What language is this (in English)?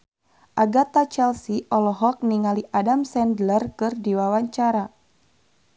Sundanese